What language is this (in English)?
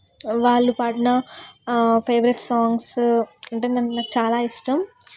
Telugu